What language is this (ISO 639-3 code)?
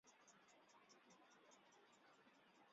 zho